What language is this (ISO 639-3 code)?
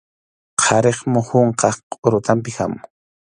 qxu